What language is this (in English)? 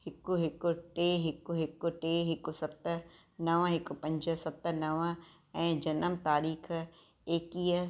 Sindhi